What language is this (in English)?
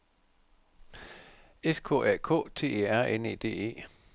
Danish